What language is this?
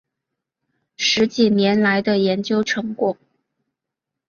Chinese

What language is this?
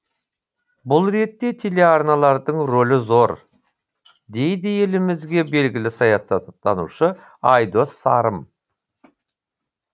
Kazakh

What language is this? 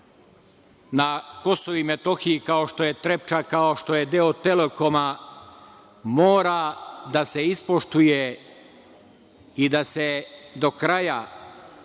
Serbian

